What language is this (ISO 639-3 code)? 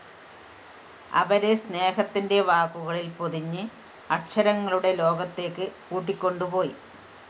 mal